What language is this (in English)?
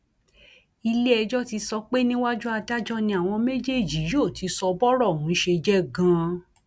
Yoruba